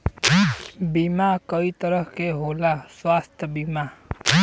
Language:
Bhojpuri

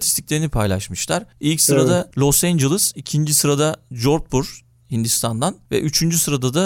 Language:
Turkish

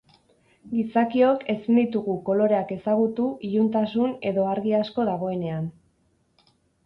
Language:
Basque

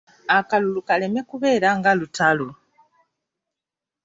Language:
Ganda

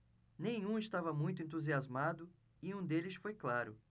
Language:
Portuguese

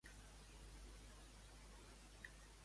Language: Catalan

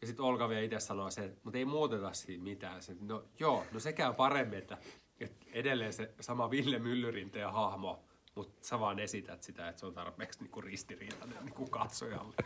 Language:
Finnish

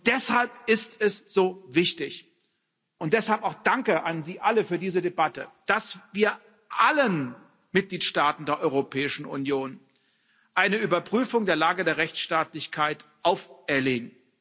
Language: German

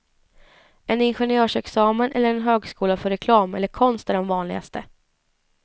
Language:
Swedish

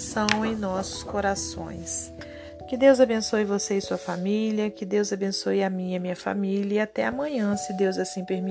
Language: Portuguese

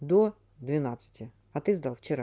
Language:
Russian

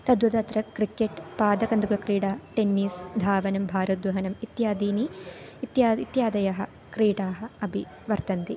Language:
Sanskrit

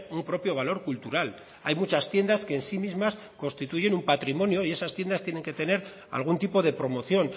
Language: Spanish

